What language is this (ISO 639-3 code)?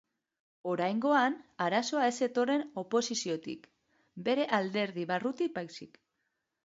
eus